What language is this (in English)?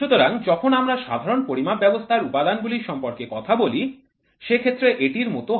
Bangla